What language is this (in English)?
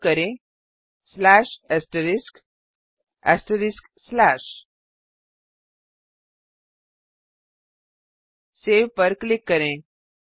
Hindi